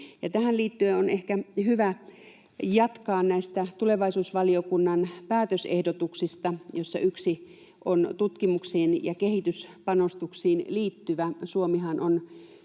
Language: Finnish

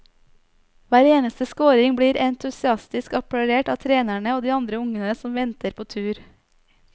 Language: Norwegian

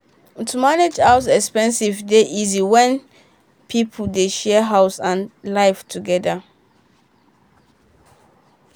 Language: Nigerian Pidgin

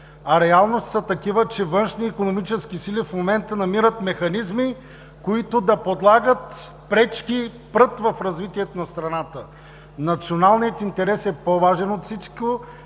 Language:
Bulgarian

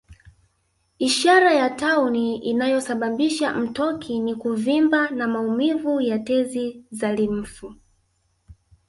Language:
Swahili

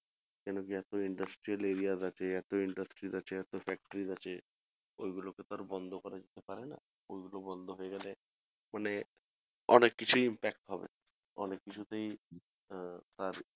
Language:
Bangla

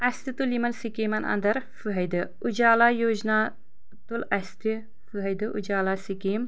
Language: Kashmiri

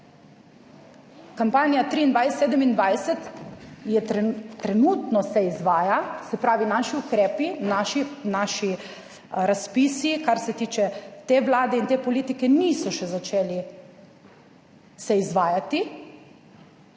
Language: Slovenian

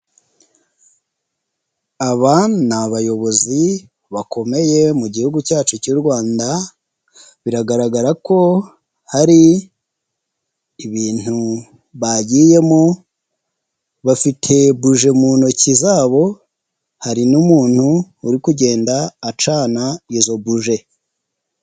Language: Kinyarwanda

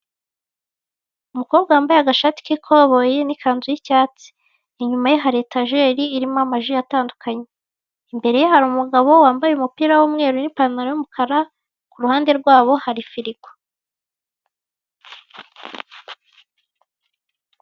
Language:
Kinyarwanda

